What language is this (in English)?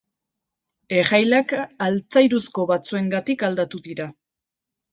Basque